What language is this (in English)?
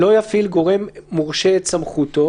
Hebrew